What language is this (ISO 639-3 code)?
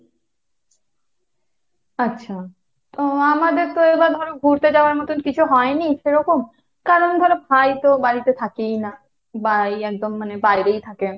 ben